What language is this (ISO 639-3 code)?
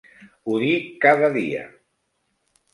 cat